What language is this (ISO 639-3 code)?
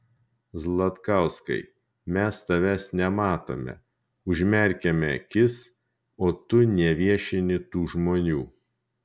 lit